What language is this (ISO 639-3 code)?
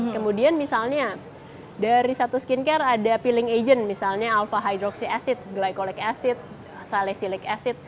ind